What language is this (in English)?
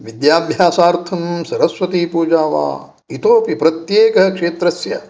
Sanskrit